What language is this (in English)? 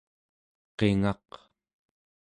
Central Yupik